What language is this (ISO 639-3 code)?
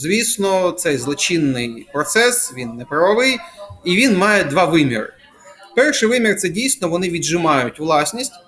ukr